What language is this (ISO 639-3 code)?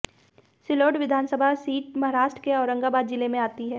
hin